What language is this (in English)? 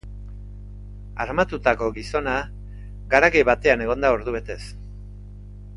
Basque